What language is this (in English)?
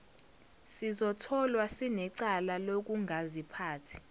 Zulu